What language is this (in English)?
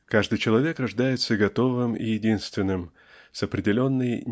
Russian